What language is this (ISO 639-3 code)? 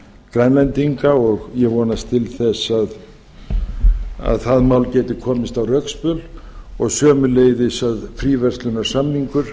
isl